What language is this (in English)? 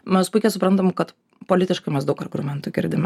Lithuanian